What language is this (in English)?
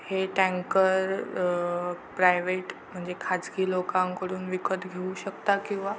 Marathi